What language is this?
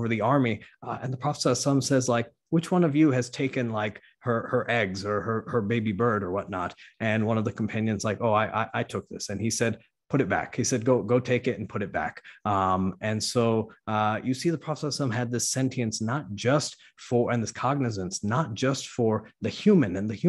English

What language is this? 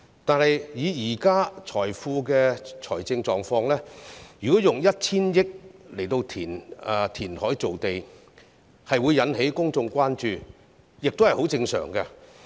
Cantonese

